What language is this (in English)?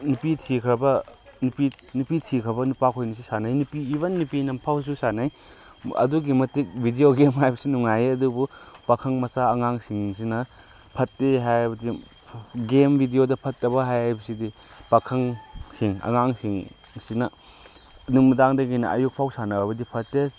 Manipuri